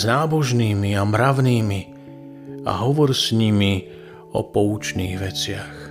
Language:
Slovak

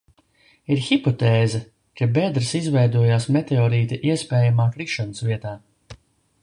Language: Latvian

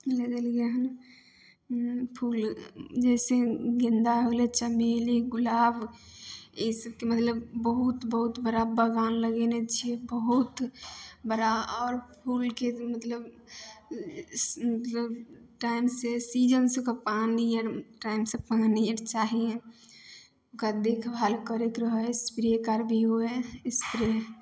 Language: Maithili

